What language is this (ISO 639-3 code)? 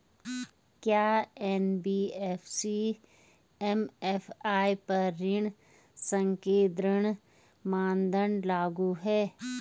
hin